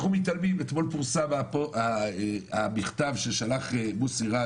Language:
Hebrew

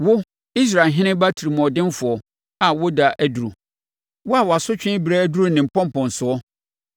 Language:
Akan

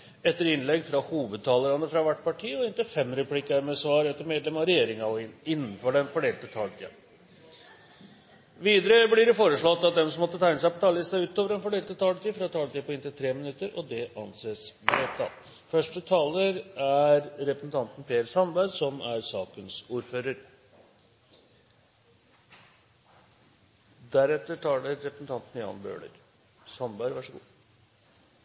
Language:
Norwegian Bokmål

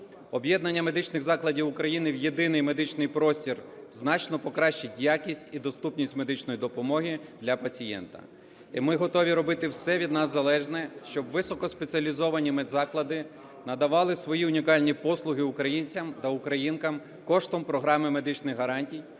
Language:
Ukrainian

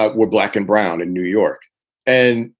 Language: English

